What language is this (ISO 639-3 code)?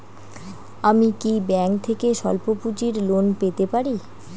ben